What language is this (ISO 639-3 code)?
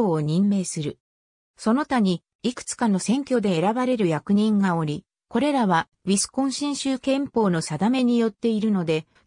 jpn